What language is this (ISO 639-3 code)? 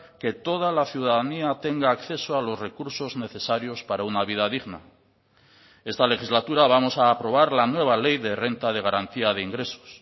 spa